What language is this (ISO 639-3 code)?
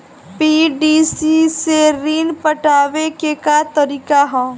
bho